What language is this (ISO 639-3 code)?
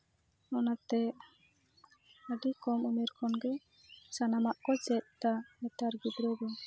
sat